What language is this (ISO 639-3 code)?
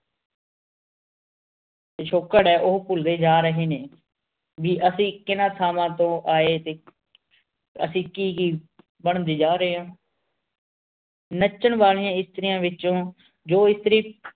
pan